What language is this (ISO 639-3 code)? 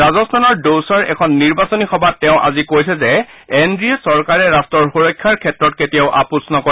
asm